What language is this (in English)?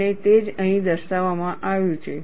Gujarati